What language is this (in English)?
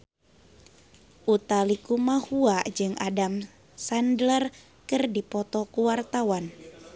Sundanese